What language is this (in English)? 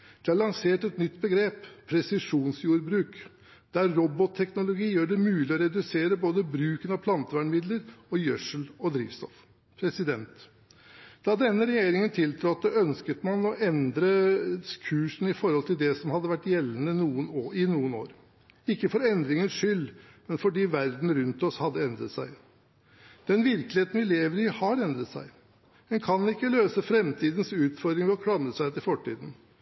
Norwegian Bokmål